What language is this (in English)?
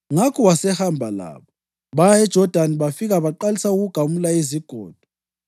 North Ndebele